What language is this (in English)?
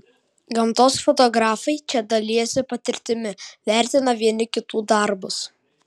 Lithuanian